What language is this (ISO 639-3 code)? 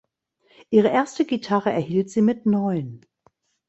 deu